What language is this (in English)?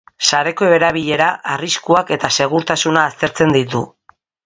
Basque